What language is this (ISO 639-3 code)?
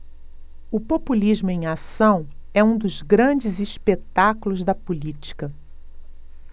por